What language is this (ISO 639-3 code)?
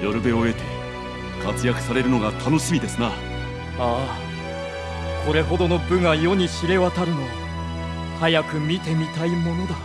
jpn